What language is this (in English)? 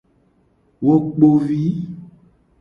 Gen